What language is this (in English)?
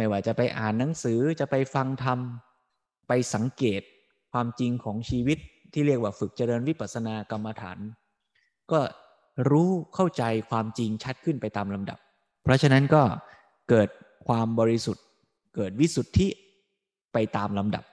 Thai